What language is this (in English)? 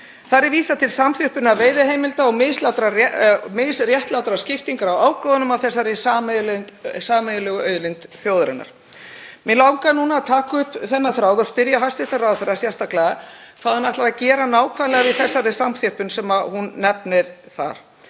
Icelandic